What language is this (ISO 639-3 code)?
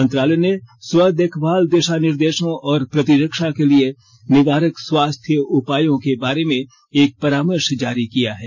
hin